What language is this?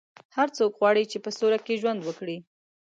Pashto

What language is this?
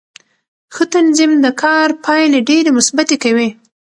Pashto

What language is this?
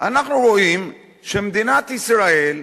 Hebrew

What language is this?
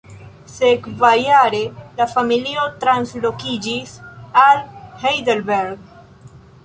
Esperanto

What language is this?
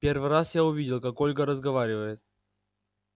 Russian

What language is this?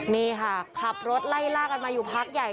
Thai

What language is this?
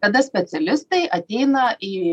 Lithuanian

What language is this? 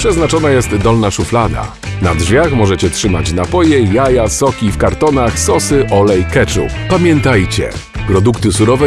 Polish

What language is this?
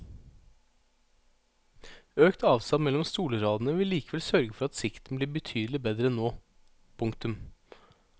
Norwegian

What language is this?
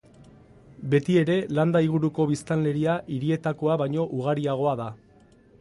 Basque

